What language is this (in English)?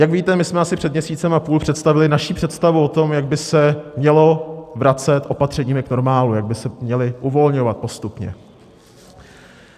Czech